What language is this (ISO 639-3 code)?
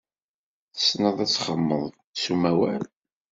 kab